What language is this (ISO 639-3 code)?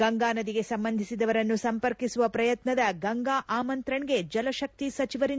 kan